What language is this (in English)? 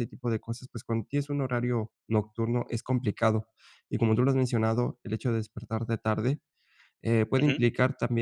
Spanish